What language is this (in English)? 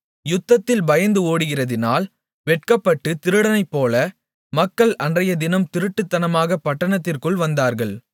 Tamil